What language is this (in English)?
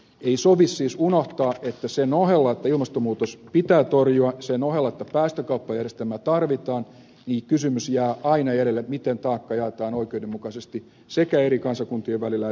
Finnish